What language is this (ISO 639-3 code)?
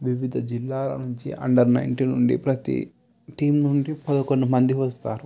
tel